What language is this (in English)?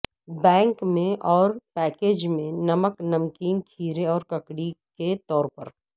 Urdu